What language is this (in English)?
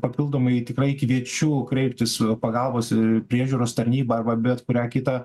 Lithuanian